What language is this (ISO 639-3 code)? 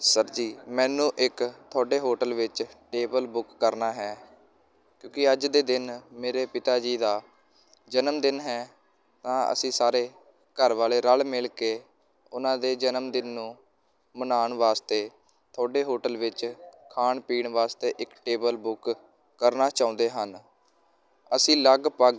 pan